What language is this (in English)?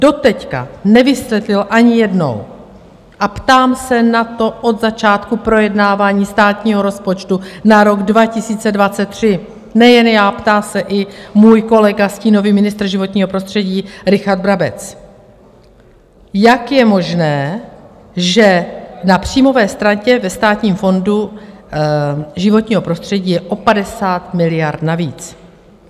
Czech